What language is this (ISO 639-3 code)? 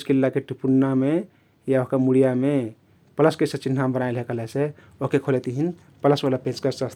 tkt